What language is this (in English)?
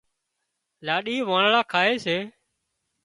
Wadiyara Koli